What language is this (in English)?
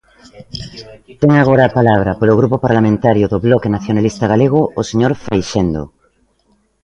Galician